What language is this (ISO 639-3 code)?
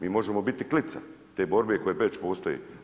hrv